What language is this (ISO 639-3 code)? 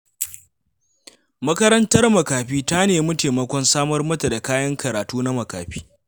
hau